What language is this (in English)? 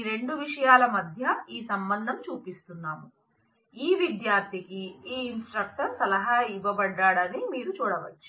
Telugu